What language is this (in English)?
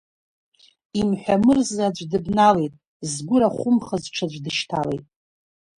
Abkhazian